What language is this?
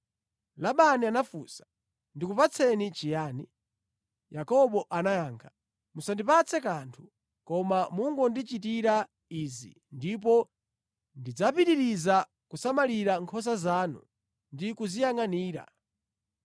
Nyanja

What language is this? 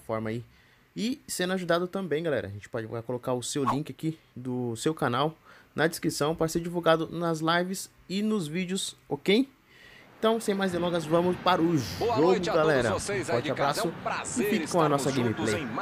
Portuguese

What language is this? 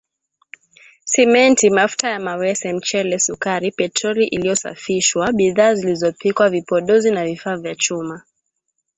Swahili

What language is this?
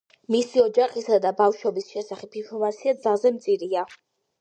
Georgian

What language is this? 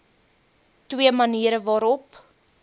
Afrikaans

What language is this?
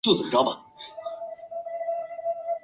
Chinese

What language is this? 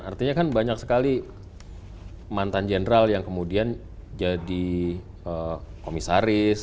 Indonesian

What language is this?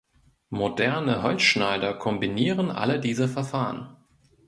German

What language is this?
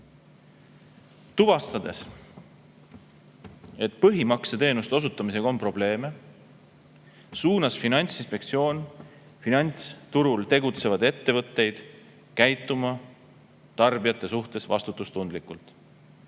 Estonian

